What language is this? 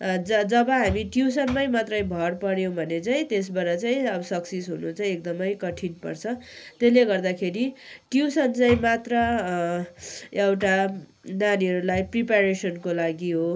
Nepali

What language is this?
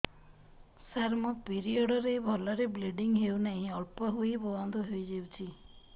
Odia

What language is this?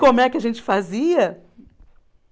Portuguese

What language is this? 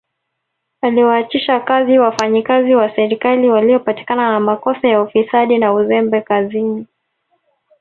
Swahili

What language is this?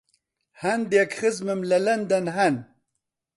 Central Kurdish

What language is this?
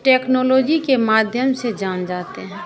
Hindi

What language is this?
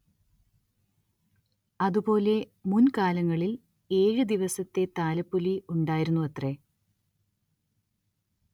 Malayalam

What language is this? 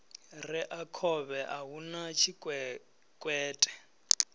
Venda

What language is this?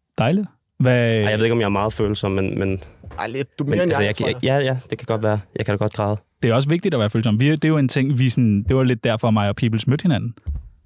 Danish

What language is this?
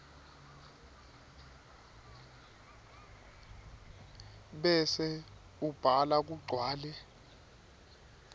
Swati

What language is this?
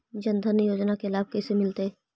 Magahi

